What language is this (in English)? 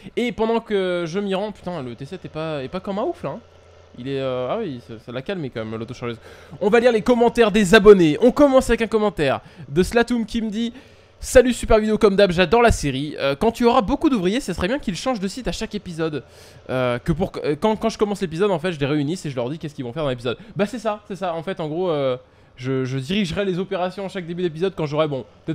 French